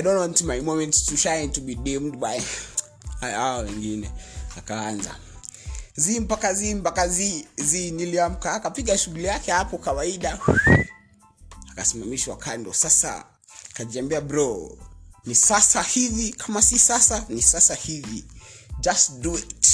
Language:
Swahili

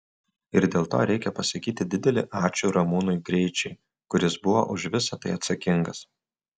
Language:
Lithuanian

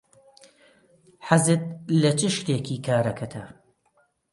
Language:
Central Kurdish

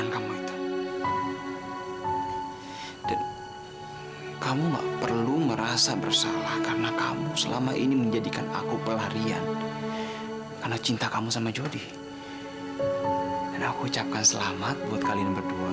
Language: Indonesian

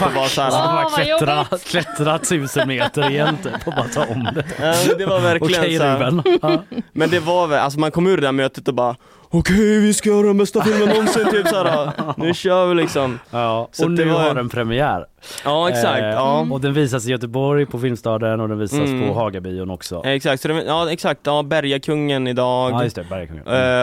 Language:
Swedish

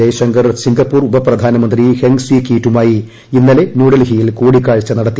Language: Malayalam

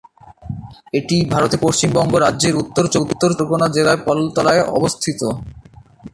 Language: Bangla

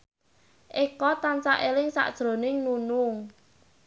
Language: Javanese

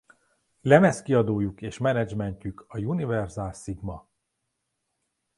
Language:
Hungarian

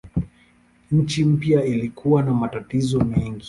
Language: Swahili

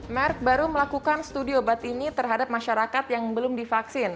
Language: Indonesian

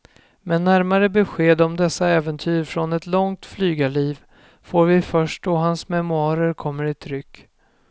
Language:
Swedish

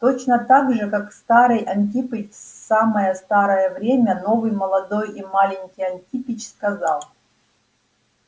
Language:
Russian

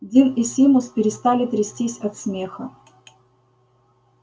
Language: Russian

